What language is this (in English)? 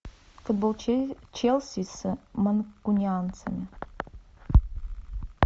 Russian